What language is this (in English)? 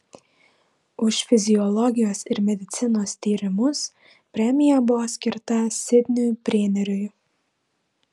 Lithuanian